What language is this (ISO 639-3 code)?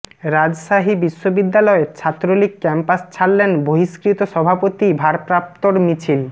ben